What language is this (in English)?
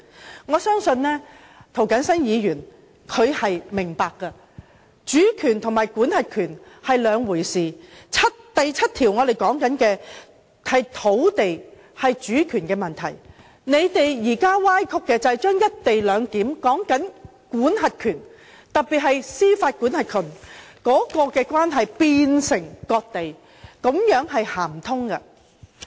Cantonese